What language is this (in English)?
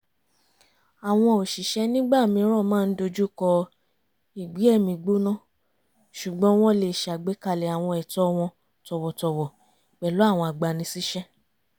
Yoruba